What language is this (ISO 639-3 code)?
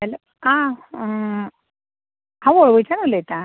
kok